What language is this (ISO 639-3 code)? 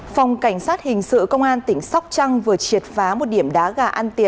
vie